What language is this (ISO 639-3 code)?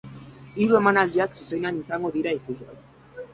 eus